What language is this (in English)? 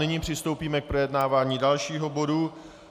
Czech